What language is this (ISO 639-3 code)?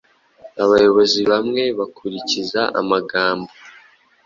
kin